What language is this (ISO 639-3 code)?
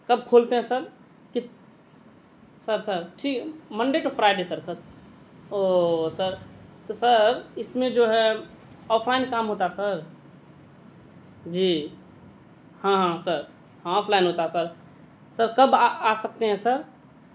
urd